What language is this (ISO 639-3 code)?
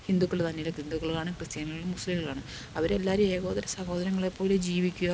mal